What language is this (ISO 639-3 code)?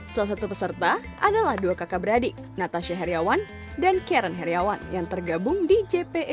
ind